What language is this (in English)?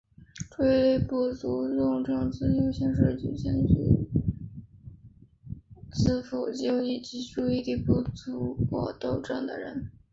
Chinese